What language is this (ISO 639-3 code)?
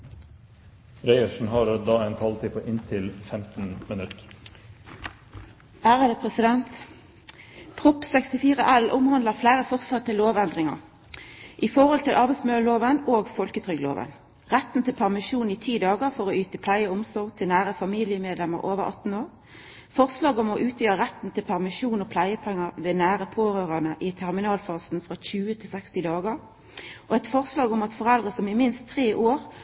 nno